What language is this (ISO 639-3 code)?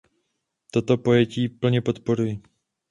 ces